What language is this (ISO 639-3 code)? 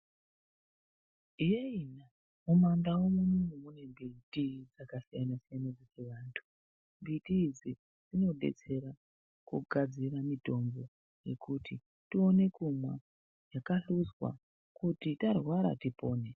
ndc